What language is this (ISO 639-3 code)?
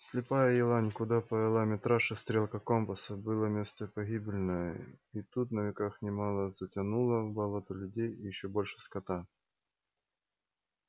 rus